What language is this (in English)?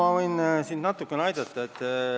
Estonian